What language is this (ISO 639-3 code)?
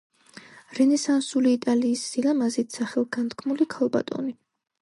kat